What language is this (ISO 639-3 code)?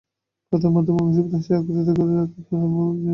ben